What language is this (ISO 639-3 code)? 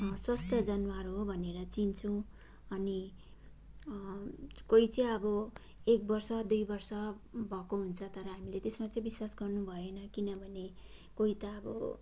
nep